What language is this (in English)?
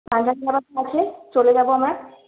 Bangla